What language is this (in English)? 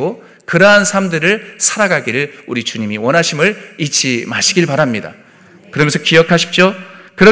Korean